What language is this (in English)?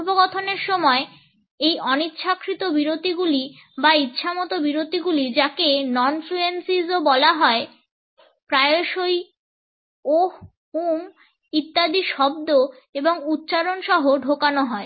Bangla